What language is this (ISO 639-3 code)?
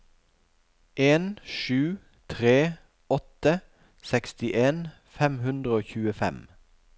nor